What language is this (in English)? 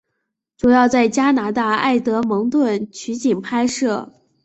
Chinese